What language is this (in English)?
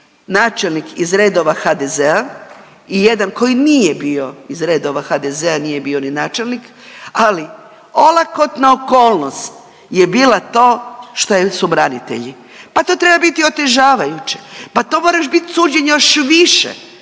Croatian